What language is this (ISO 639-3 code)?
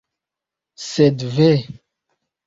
epo